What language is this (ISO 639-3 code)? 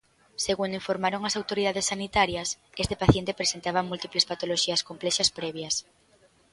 glg